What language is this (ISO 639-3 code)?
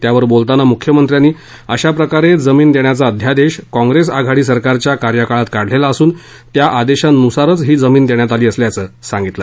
mar